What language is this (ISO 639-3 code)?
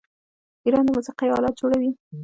pus